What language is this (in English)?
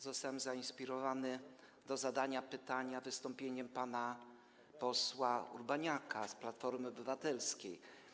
Polish